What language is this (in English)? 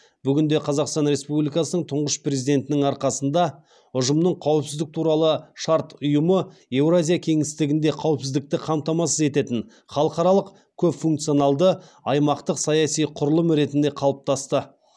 Kazakh